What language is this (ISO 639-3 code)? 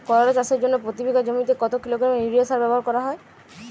ben